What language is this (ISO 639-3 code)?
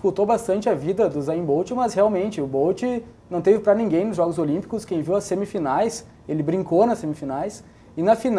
por